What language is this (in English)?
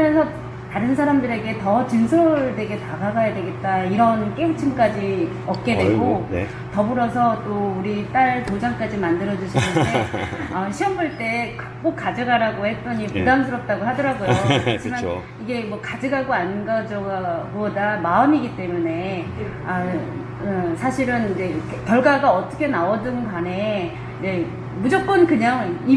Korean